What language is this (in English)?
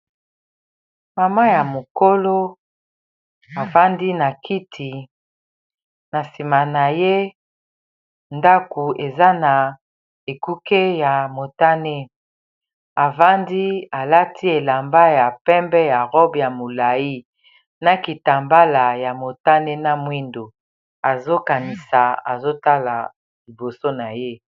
Lingala